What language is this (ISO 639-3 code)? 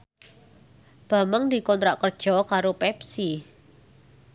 jav